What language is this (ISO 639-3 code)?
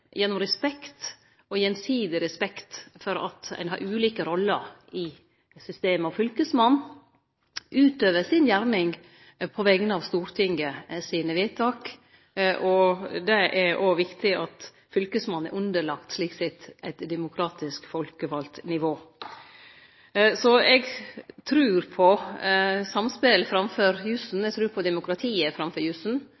nno